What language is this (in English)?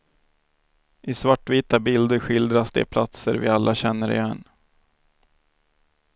Swedish